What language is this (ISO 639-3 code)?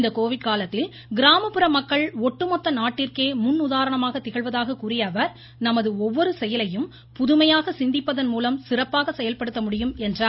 tam